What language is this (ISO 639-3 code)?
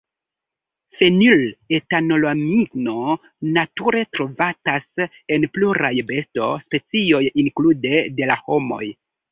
epo